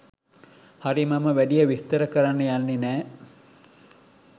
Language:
Sinhala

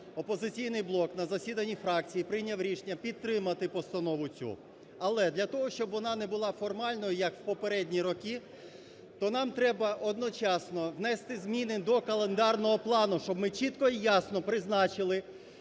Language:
Ukrainian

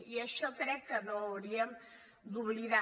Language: Catalan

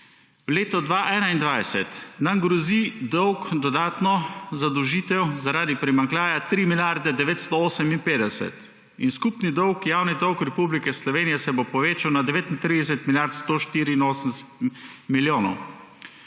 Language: Slovenian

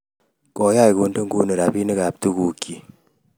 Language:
Kalenjin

